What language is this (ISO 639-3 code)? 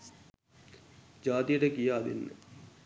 sin